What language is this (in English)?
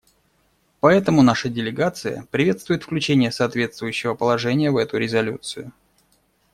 Russian